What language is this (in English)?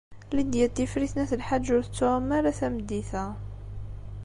Kabyle